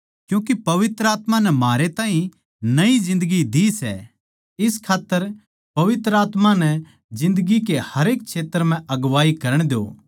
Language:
Haryanvi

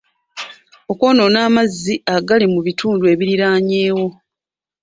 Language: Ganda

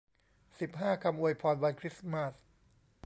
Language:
Thai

